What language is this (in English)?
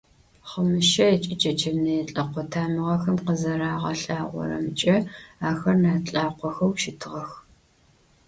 Adyghe